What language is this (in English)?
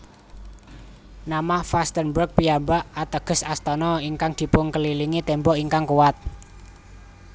Javanese